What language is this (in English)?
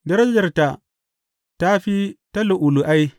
Hausa